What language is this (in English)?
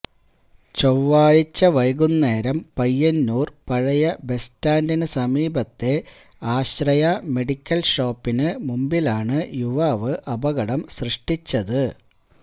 Malayalam